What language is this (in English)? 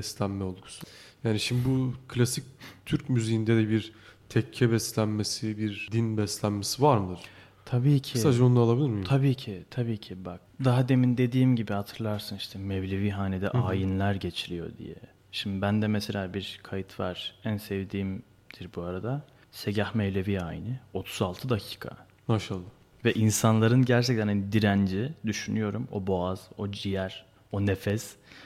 Turkish